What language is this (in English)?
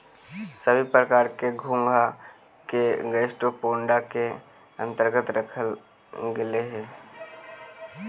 Magahi